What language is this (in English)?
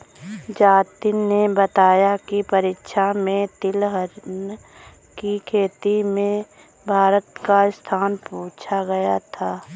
Hindi